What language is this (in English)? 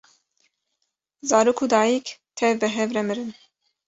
Kurdish